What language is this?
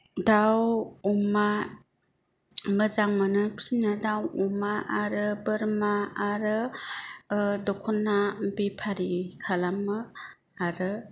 Bodo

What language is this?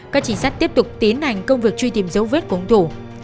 Vietnamese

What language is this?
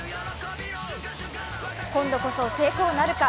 Japanese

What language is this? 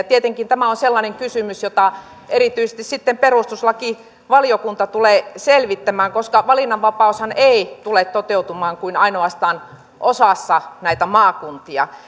Finnish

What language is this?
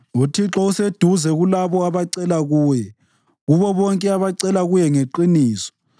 North Ndebele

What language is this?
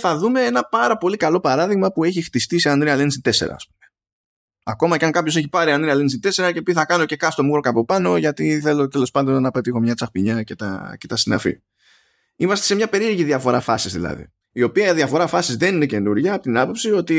Greek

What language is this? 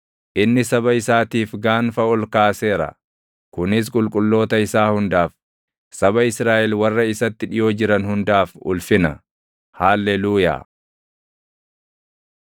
Oromo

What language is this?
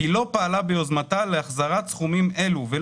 Hebrew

